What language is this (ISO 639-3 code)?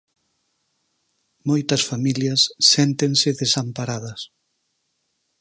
glg